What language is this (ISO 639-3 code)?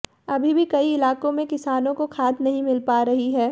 hin